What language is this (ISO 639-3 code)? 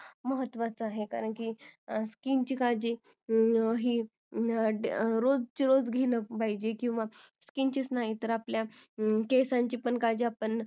mar